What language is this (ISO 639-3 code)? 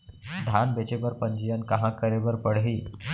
hne